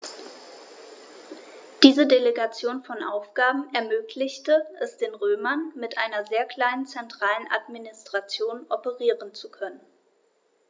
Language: German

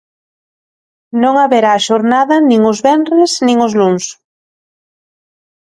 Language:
Galician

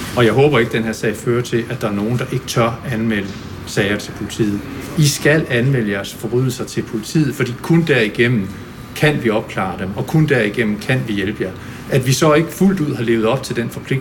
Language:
Danish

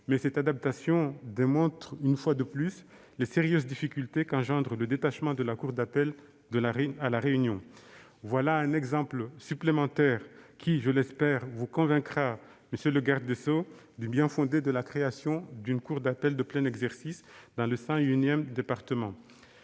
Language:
French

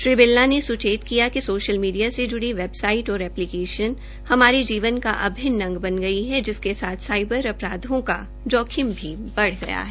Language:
Hindi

